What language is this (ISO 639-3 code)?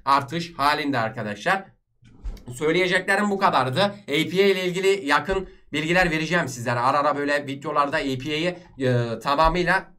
tur